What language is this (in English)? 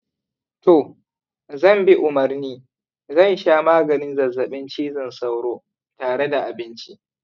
Hausa